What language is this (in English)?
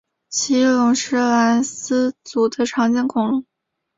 Chinese